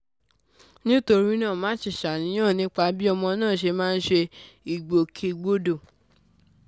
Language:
Yoruba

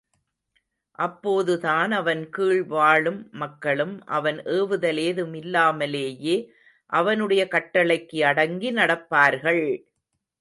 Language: Tamil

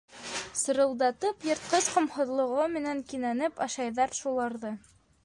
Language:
Bashkir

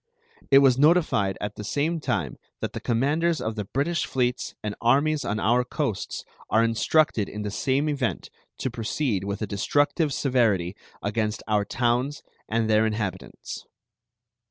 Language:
English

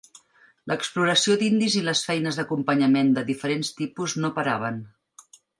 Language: Catalan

